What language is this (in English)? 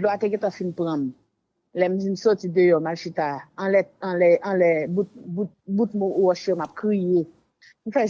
French